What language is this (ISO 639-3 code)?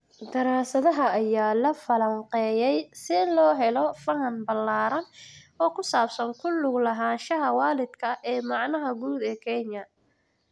som